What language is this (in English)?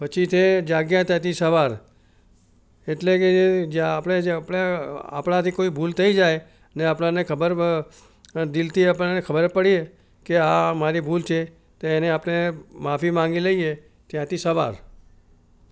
Gujarati